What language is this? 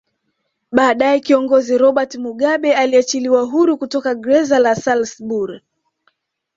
Swahili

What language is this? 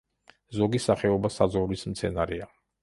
Georgian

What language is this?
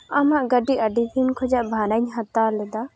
Santali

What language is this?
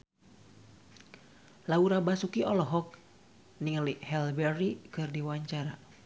Sundanese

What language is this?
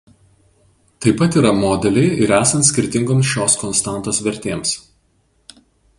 Lithuanian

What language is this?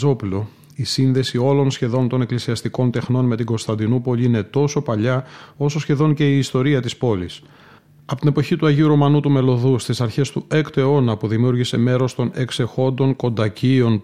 Greek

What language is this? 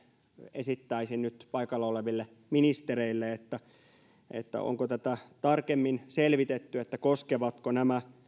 Finnish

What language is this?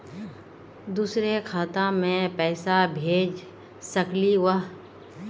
Magahi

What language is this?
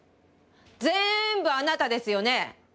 Japanese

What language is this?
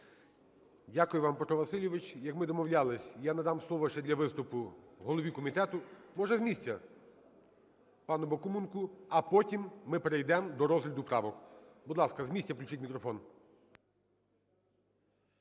Ukrainian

